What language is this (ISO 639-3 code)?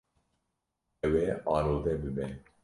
kur